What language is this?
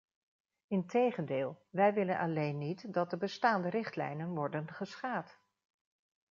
Dutch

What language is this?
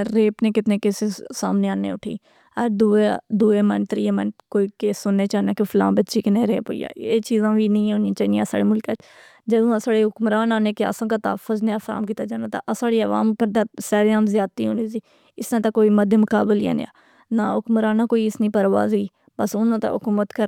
Pahari-Potwari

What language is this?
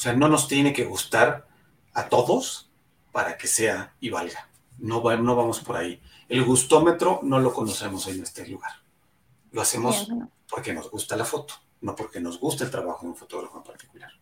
Spanish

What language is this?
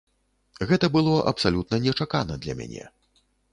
Belarusian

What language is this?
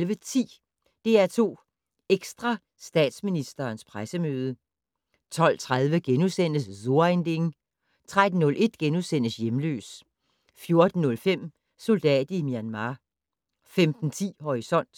Danish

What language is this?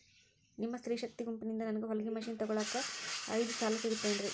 Kannada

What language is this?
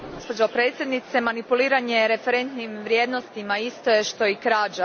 Croatian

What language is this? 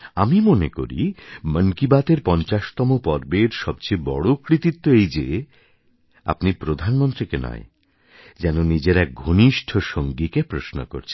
Bangla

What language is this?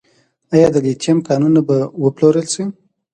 Pashto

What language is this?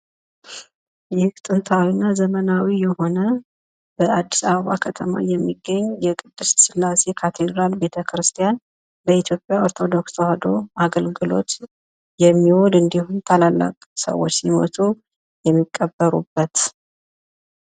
Amharic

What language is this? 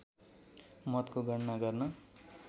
Nepali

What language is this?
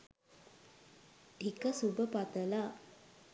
Sinhala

